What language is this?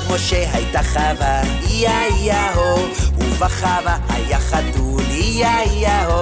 Hebrew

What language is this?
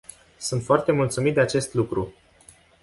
Romanian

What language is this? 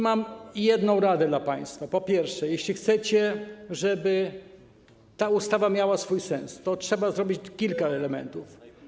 Polish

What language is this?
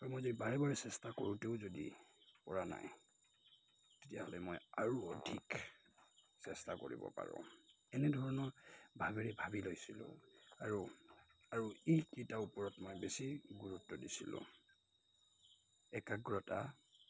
Assamese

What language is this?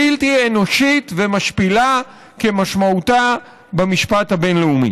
Hebrew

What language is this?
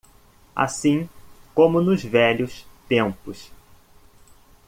Portuguese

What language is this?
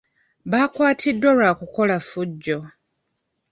Ganda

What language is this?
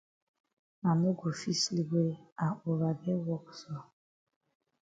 Cameroon Pidgin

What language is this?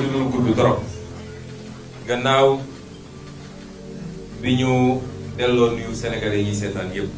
French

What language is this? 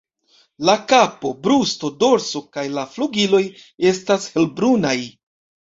Esperanto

